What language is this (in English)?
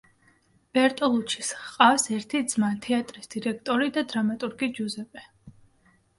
Georgian